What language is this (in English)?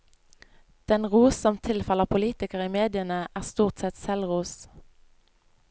Norwegian